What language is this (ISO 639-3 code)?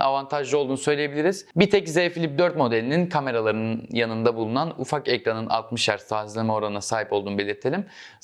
tur